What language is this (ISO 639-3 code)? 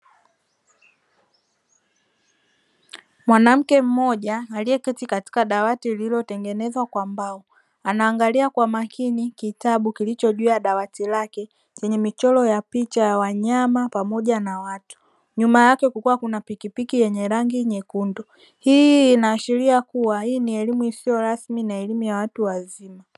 swa